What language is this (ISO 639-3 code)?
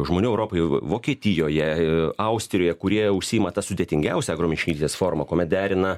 lit